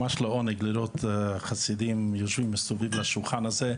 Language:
Hebrew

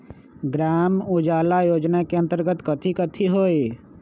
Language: Magahi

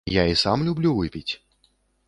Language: Belarusian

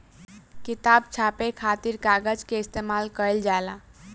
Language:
Bhojpuri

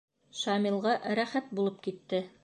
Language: Bashkir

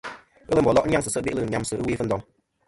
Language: Kom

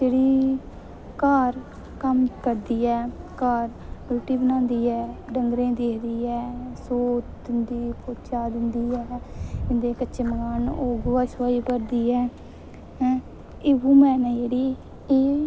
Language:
Dogri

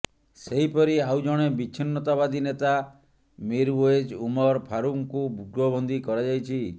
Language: Odia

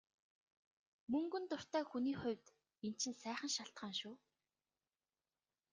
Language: Mongolian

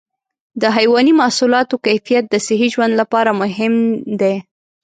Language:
Pashto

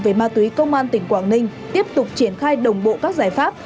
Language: Vietnamese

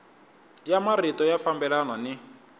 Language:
Tsonga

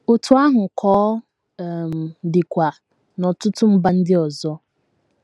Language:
Igbo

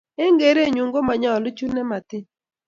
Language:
Kalenjin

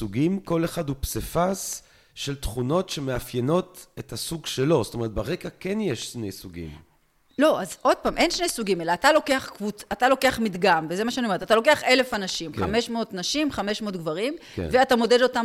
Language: Hebrew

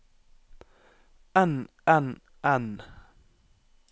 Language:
Norwegian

